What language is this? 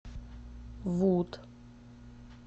Russian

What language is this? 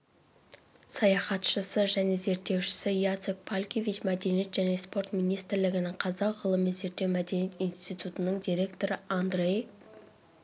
Kazakh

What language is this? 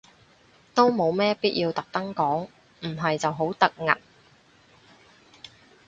Cantonese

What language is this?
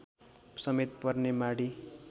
Nepali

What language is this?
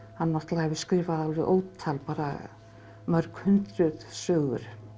Icelandic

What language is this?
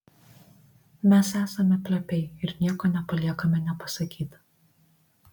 Lithuanian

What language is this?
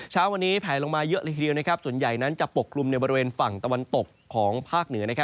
Thai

